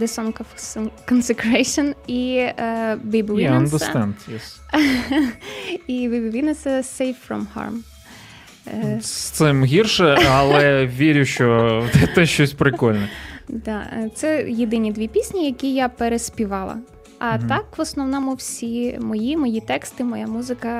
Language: Ukrainian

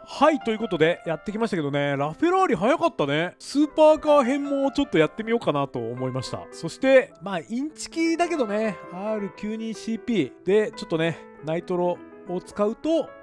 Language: Japanese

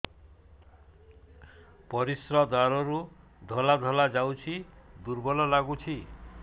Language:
Odia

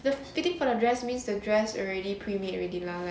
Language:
English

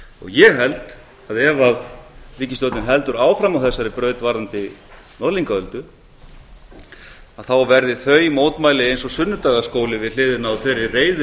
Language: Icelandic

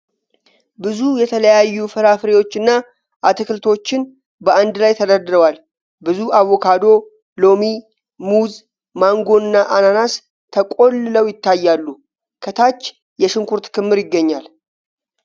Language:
Amharic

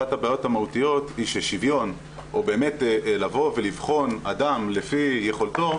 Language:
Hebrew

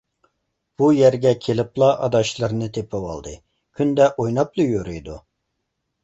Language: Uyghur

